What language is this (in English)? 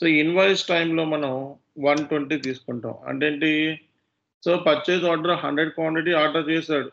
Telugu